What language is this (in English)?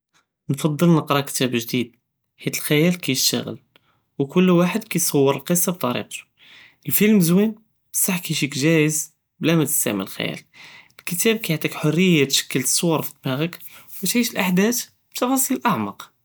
Judeo-Arabic